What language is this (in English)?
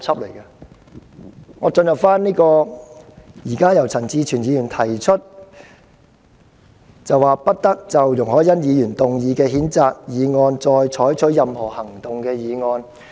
Cantonese